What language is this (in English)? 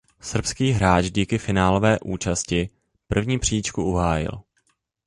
Czech